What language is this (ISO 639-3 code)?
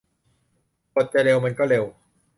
tha